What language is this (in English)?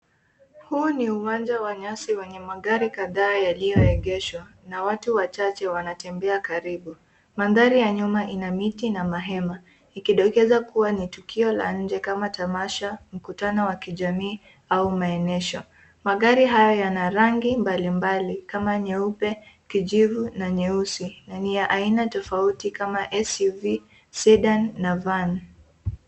Swahili